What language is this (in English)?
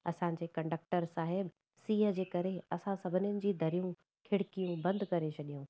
Sindhi